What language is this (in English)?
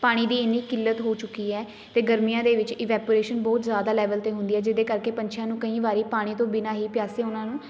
Punjabi